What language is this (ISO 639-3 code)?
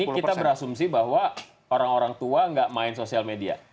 ind